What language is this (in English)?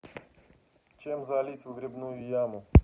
Russian